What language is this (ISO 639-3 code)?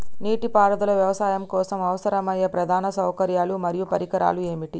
tel